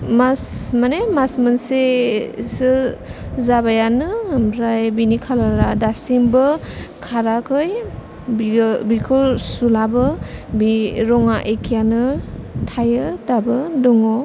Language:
Bodo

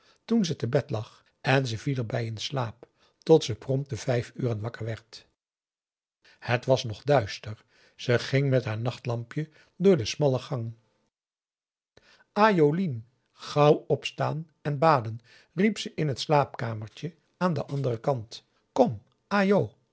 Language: Dutch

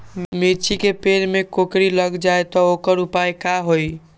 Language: Magahi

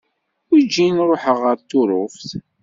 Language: Kabyle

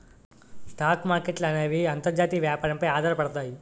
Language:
Telugu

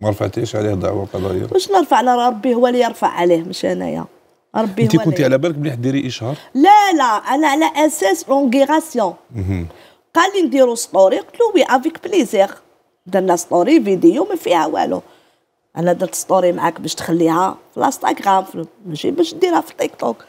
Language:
Arabic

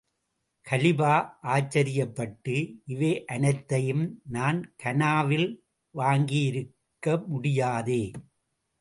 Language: Tamil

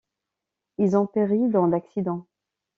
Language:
French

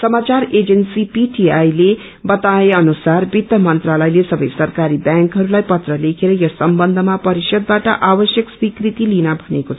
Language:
Nepali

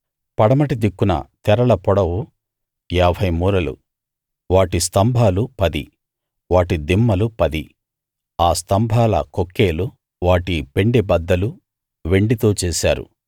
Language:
Telugu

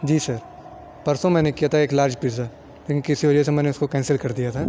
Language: Urdu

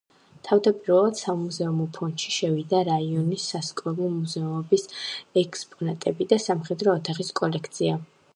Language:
Georgian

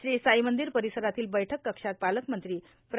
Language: Marathi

